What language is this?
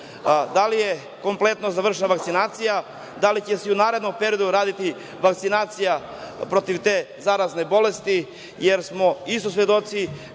Serbian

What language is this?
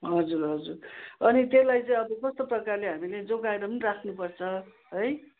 Nepali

